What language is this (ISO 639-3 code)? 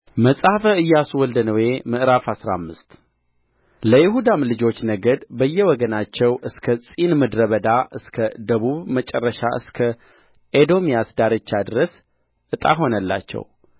amh